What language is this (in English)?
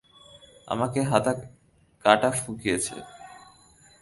Bangla